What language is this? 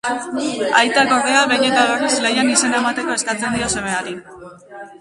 Basque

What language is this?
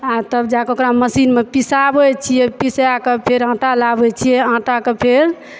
Maithili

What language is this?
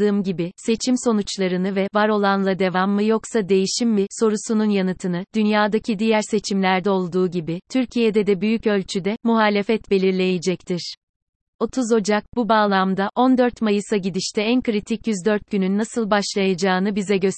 Turkish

